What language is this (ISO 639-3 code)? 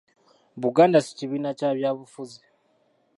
lug